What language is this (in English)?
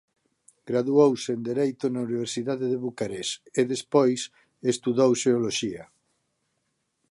Galician